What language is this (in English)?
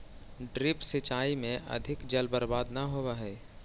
Magahi